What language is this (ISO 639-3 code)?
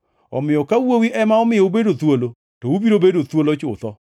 luo